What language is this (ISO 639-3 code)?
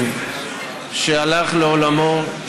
heb